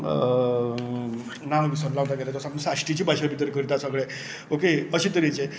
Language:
Konkani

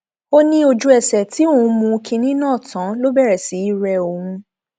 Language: Yoruba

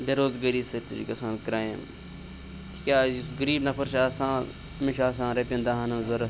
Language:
Kashmiri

